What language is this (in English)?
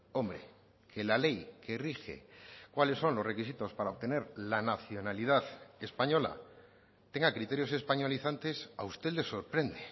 Spanish